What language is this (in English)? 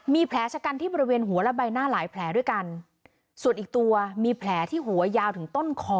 Thai